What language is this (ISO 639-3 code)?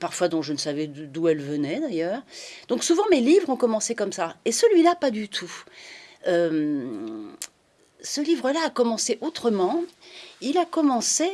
fra